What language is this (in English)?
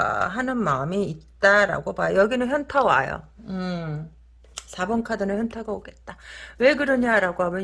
Korean